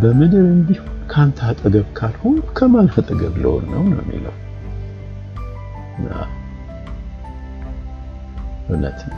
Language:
Amharic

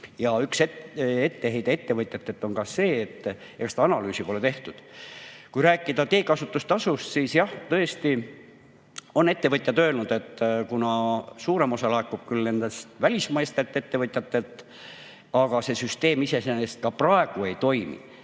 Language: Estonian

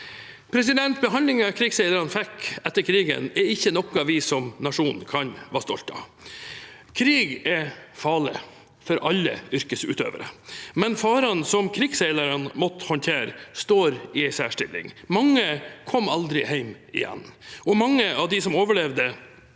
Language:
Norwegian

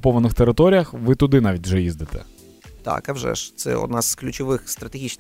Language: Ukrainian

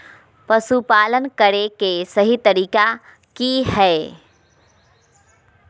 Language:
Magahi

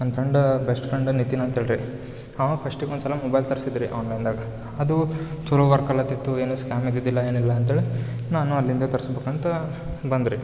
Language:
Kannada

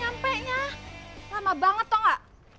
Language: Indonesian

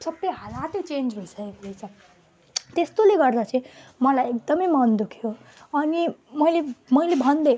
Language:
Nepali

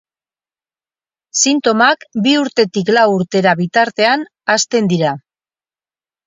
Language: Basque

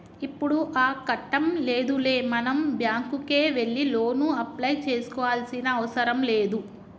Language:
Telugu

